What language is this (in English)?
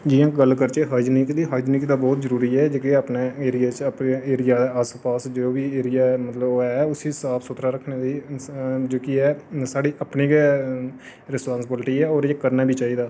Dogri